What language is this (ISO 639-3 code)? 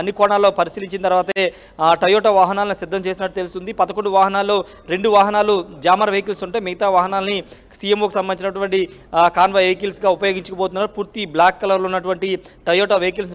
tel